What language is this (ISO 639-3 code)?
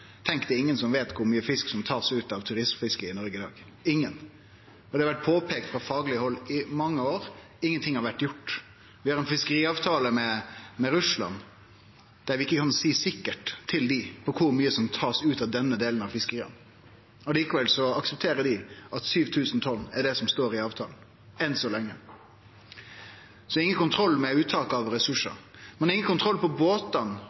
nno